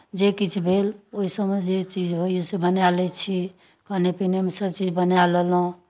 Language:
Maithili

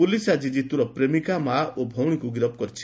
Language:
Odia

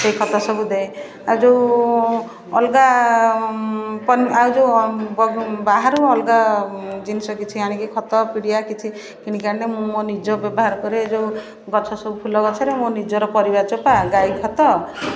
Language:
Odia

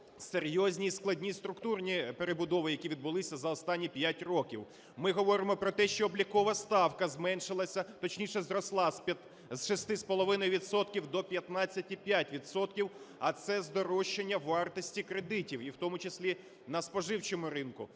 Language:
Ukrainian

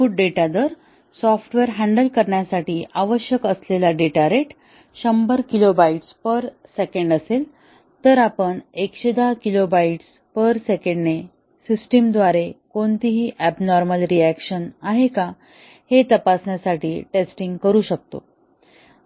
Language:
Marathi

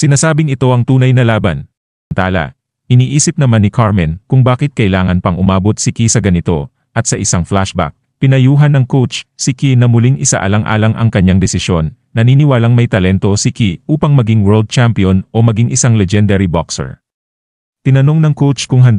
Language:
Filipino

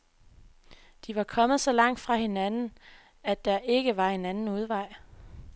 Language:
Danish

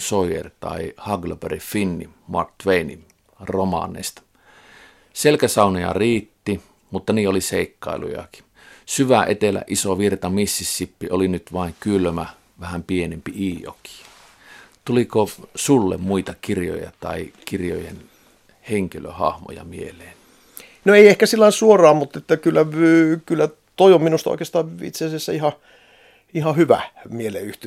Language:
Finnish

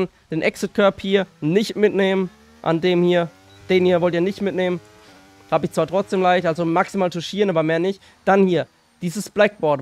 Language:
German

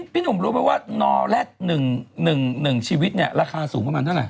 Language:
Thai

